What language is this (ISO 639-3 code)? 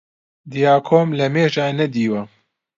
ckb